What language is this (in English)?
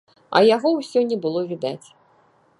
Belarusian